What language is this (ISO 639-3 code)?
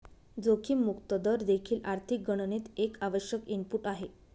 mar